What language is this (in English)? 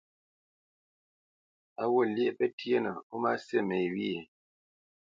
Bamenyam